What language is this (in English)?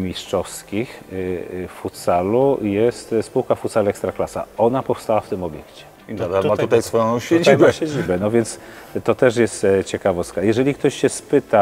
Polish